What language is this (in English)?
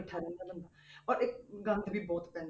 Punjabi